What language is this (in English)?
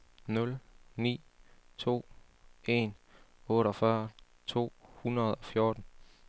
Danish